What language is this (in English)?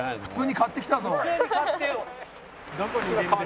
Japanese